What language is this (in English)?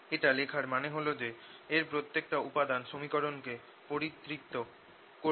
Bangla